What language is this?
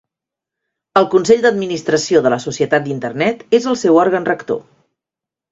Catalan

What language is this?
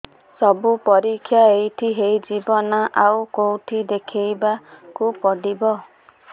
Odia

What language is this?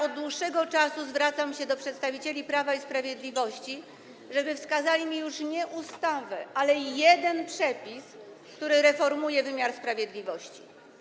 Polish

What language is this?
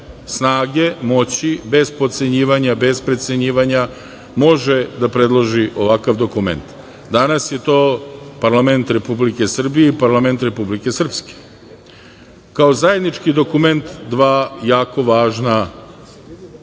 Serbian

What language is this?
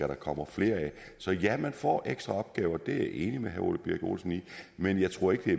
Danish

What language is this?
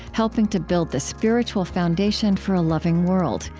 English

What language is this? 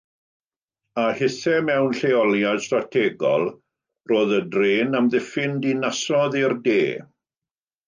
Welsh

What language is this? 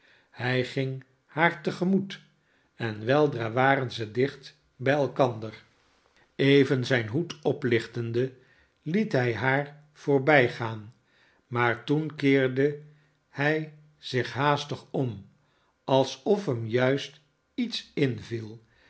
Dutch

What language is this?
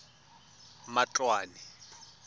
Tswana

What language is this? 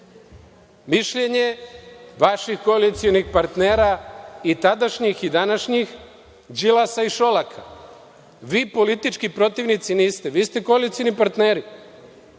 Serbian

